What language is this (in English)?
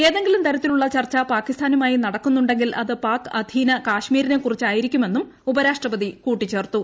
Malayalam